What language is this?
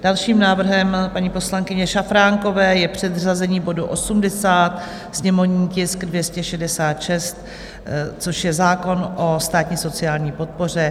Czech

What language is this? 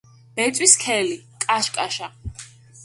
Georgian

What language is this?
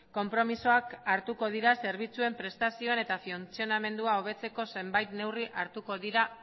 Basque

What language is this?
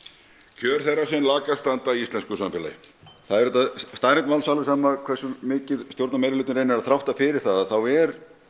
Icelandic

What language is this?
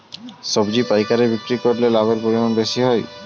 Bangla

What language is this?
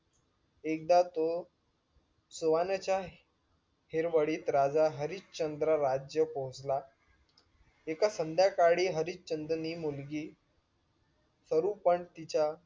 Marathi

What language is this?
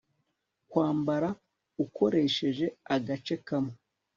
Kinyarwanda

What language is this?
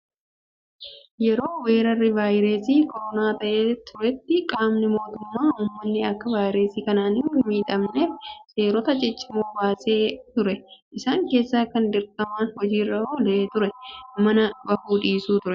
Oromo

